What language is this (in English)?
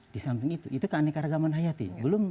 Indonesian